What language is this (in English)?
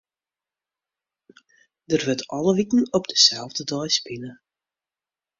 Western Frisian